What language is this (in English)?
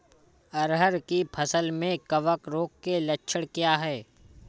Hindi